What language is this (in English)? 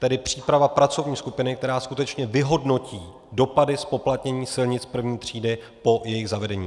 Czech